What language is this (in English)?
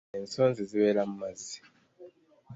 Ganda